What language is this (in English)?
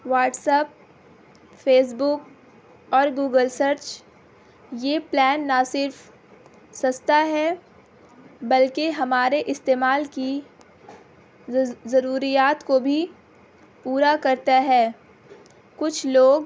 Urdu